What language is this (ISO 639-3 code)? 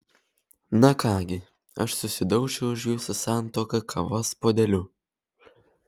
lit